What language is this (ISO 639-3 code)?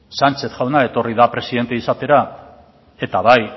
eus